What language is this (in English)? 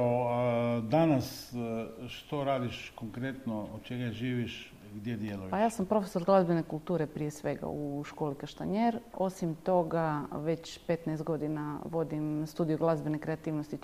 Croatian